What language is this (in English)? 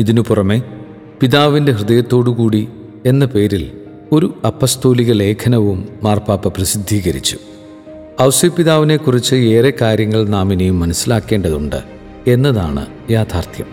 Malayalam